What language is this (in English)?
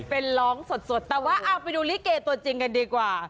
Thai